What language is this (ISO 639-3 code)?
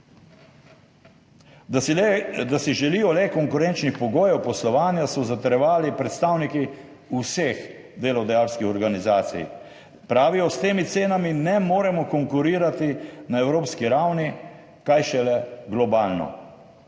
slv